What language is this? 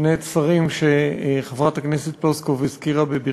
Hebrew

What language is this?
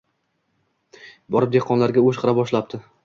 Uzbek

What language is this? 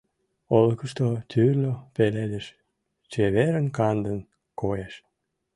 Mari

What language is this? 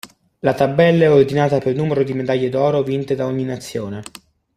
Italian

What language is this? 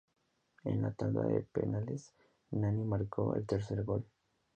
Spanish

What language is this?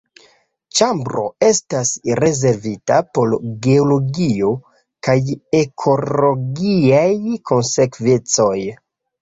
Esperanto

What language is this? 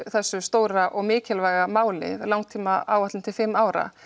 Icelandic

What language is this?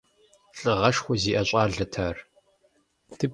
Kabardian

